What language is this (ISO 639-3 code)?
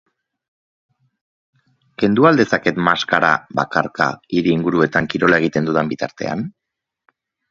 eus